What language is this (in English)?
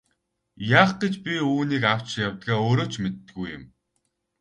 Mongolian